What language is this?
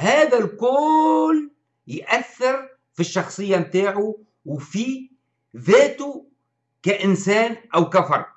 Arabic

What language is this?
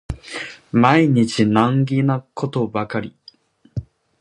Japanese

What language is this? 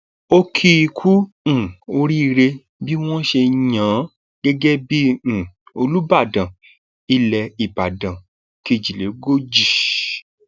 Yoruba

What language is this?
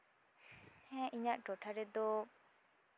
Santali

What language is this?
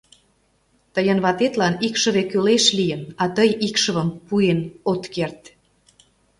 Mari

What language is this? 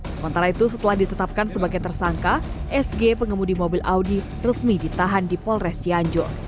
Indonesian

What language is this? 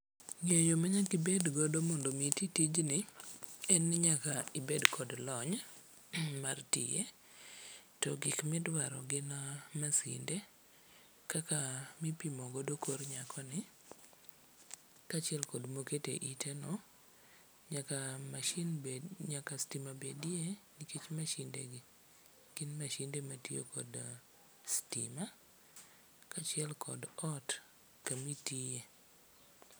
Luo (Kenya and Tanzania)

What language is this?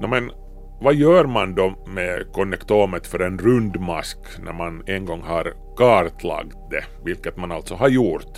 Swedish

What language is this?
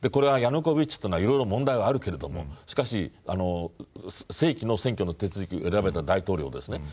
Japanese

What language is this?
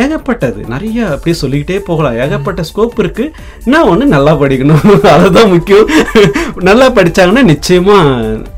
Tamil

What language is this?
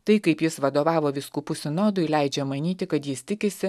Lithuanian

